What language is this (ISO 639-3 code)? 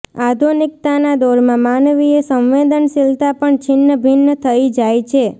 guj